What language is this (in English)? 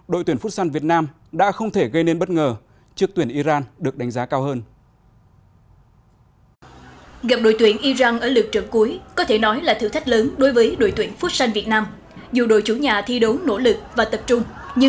Vietnamese